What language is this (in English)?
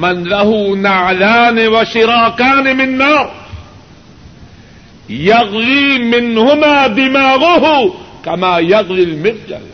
Urdu